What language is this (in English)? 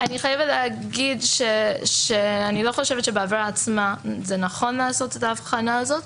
Hebrew